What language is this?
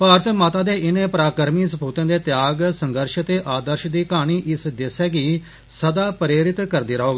Dogri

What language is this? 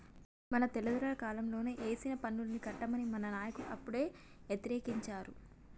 Telugu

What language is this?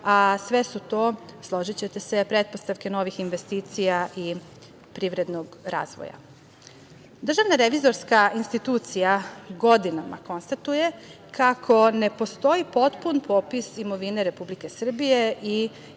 Serbian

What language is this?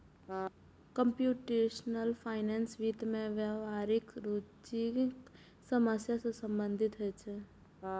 Maithili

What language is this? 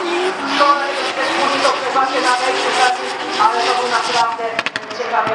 Polish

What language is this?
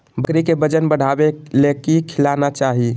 Magahi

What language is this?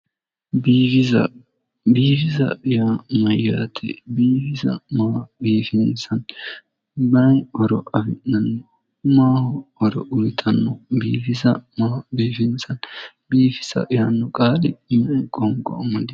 Sidamo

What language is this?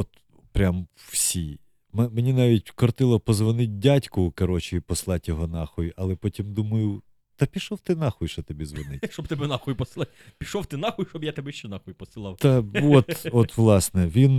Ukrainian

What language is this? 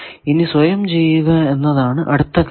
Malayalam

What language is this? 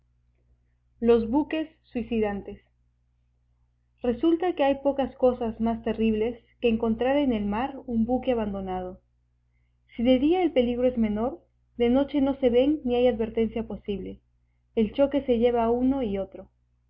Spanish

